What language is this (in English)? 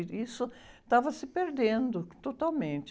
Portuguese